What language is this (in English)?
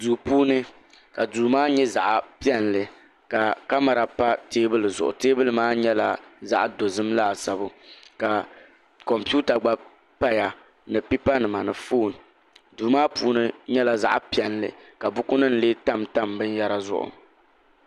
Dagbani